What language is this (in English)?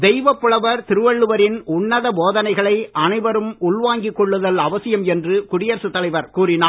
Tamil